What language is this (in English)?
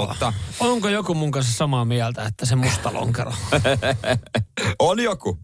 Finnish